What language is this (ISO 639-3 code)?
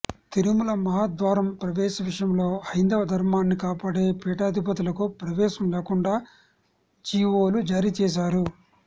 tel